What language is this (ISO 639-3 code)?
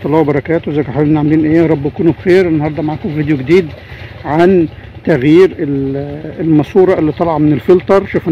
ara